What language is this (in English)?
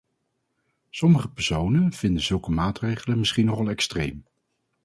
Dutch